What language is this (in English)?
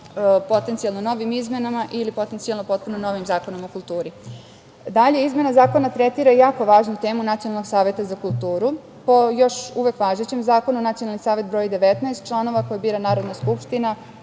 Serbian